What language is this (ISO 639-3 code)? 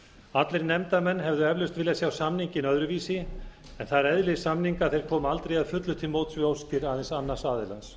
isl